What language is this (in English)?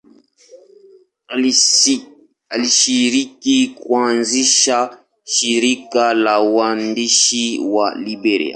Swahili